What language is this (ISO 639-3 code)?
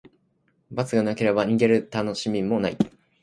jpn